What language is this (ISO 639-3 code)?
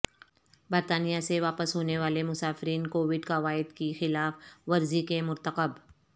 urd